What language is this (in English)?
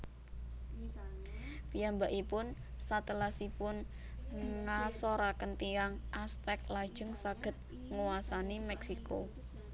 Javanese